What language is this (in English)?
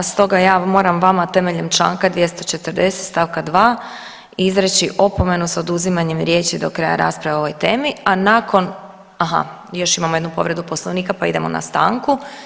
Croatian